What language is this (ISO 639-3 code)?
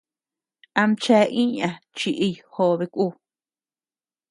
cux